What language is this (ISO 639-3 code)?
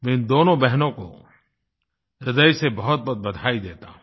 hin